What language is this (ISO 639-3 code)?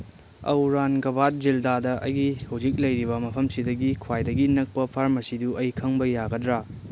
mni